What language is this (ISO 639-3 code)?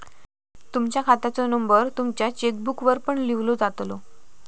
mar